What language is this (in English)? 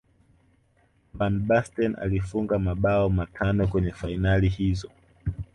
Swahili